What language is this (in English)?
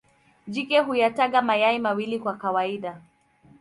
Swahili